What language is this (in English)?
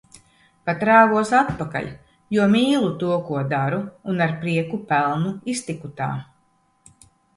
Latvian